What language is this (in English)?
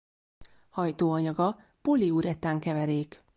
Hungarian